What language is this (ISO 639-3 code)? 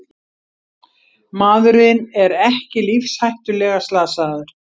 isl